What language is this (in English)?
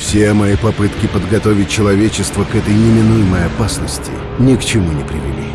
Russian